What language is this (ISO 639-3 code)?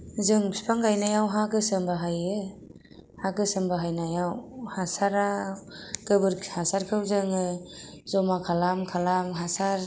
brx